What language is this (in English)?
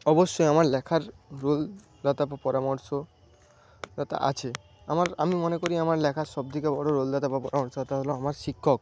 Bangla